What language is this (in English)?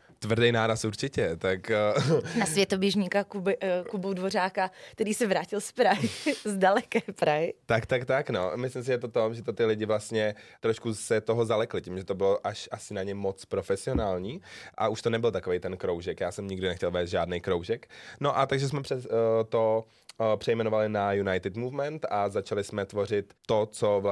Czech